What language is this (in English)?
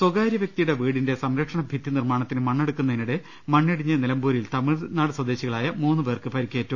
Malayalam